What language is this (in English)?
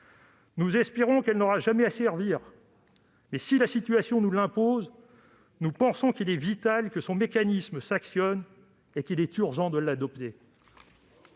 French